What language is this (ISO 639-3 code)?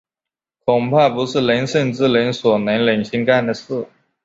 zho